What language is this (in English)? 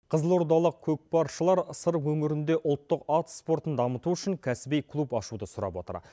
Kazakh